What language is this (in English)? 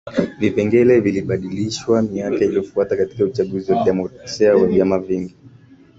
Swahili